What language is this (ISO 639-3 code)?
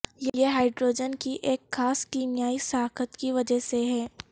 urd